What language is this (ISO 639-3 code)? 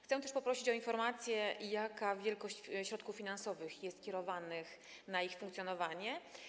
pol